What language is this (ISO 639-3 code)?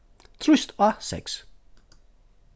fao